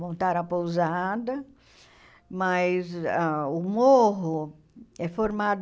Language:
Portuguese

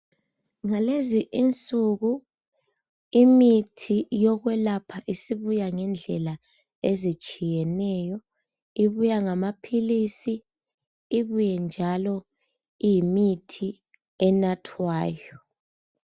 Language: North Ndebele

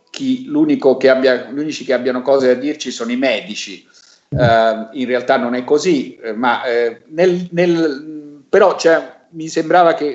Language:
Italian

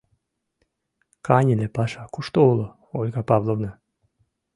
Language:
Mari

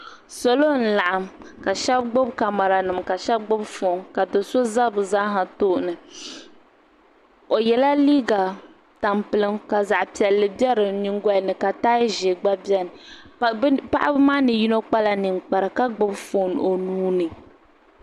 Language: Dagbani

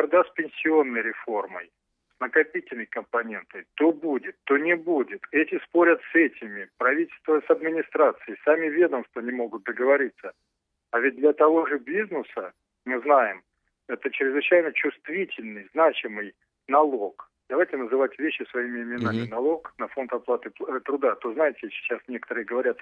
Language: Russian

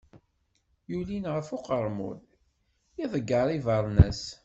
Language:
Kabyle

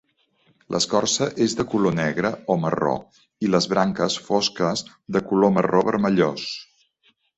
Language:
Catalan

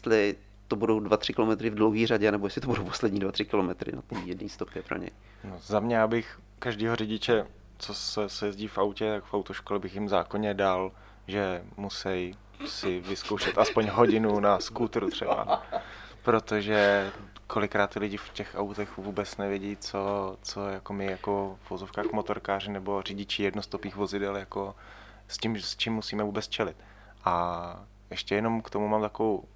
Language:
Czech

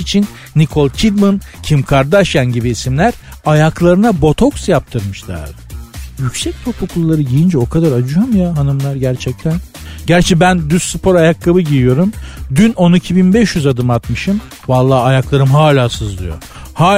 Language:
Turkish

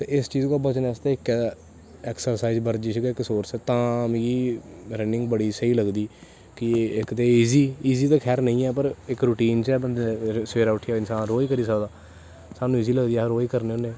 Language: Dogri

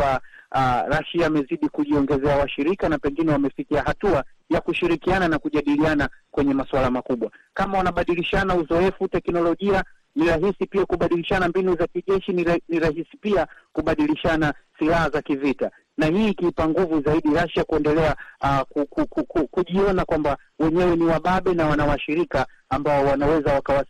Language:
Swahili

